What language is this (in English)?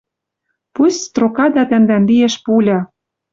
Western Mari